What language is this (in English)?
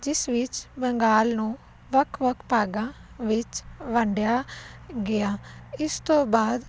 Punjabi